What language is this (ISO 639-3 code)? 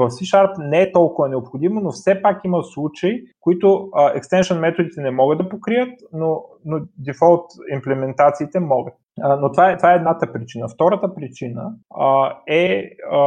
bul